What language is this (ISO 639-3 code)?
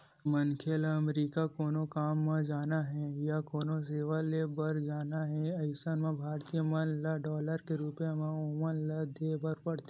hne